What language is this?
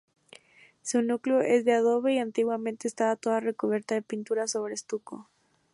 Spanish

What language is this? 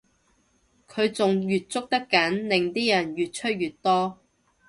Cantonese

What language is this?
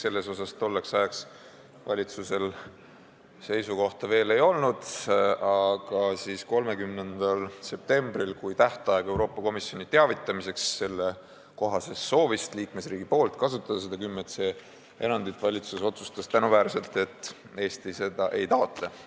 Estonian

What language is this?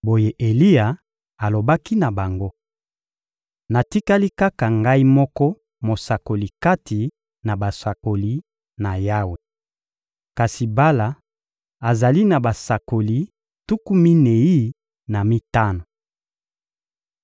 Lingala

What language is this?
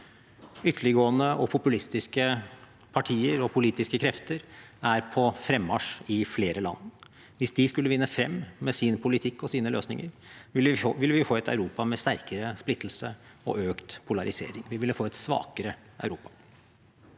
Norwegian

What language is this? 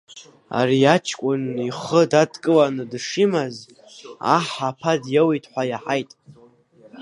Abkhazian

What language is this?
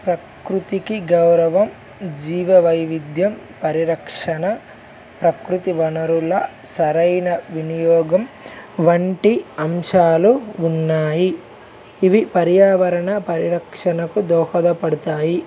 Telugu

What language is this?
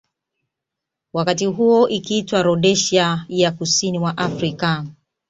Swahili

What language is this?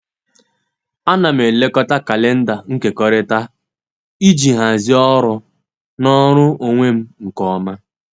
Igbo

